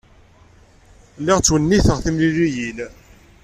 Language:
Kabyle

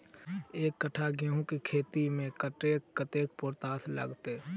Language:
Maithili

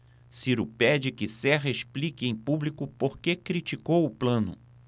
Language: Portuguese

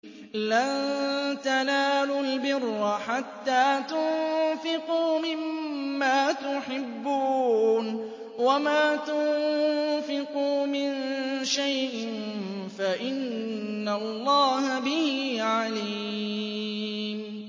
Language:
Arabic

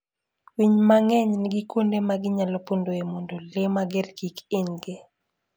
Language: Luo (Kenya and Tanzania)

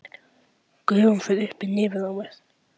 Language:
Icelandic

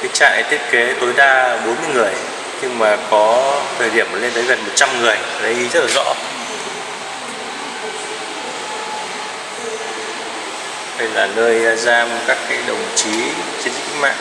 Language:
Vietnamese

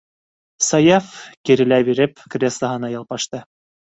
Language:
Bashkir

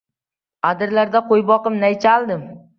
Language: Uzbek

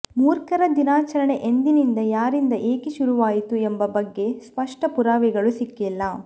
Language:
Kannada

